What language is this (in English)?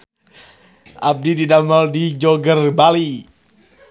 Sundanese